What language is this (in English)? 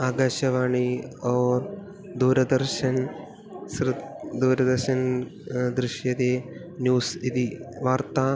Sanskrit